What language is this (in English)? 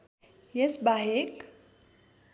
Nepali